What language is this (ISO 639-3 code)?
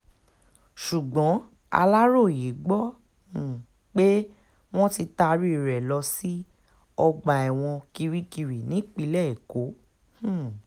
yor